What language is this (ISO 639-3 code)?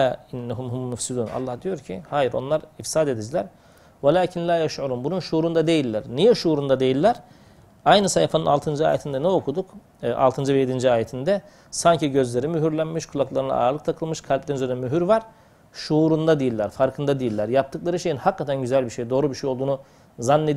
tur